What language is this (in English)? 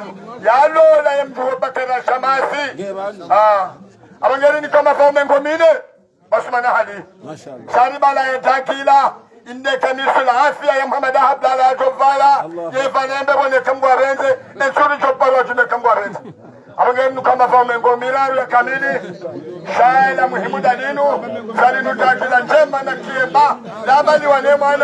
Arabic